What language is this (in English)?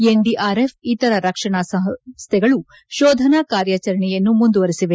Kannada